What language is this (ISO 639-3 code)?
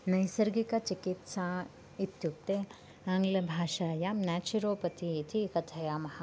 san